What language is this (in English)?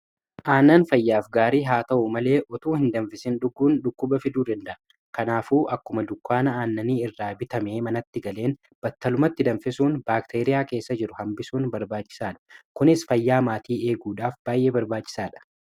Oromo